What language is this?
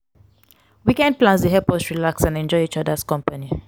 Nigerian Pidgin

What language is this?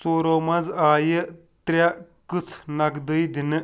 Kashmiri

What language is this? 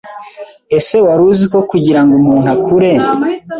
Kinyarwanda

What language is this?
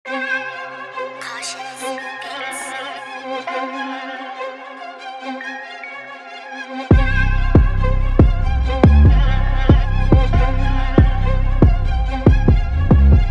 English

